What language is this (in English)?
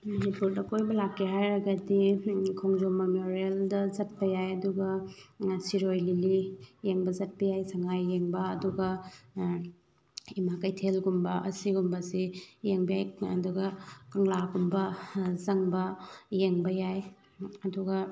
Manipuri